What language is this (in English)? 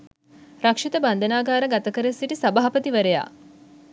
Sinhala